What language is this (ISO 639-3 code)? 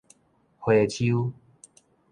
nan